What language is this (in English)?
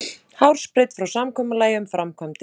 Icelandic